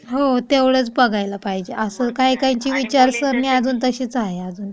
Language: Marathi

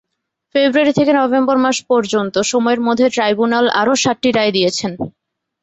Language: Bangla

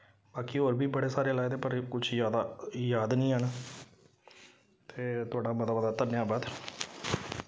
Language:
Dogri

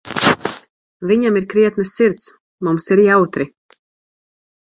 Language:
Latvian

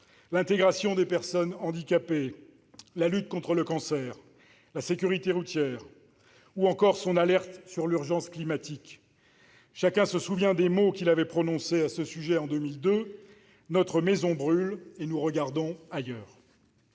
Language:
French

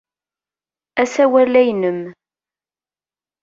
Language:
Kabyle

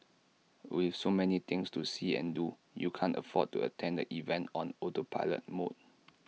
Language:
English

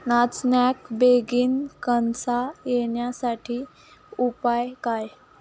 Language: Marathi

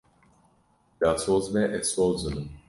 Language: Kurdish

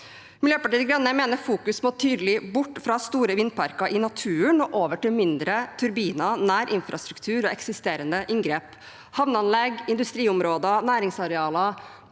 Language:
Norwegian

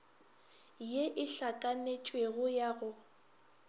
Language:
Northern Sotho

